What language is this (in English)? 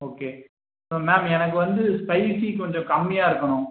Tamil